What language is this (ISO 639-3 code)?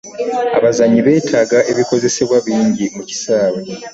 lug